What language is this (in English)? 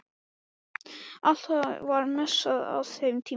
Icelandic